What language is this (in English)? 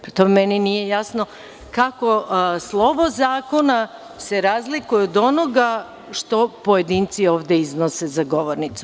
Serbian